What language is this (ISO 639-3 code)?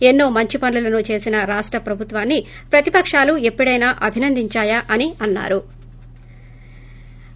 tel